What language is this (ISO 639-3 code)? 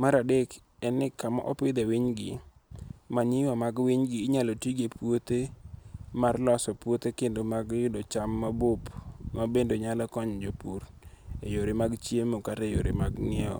luo